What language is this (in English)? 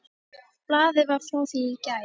Icelandic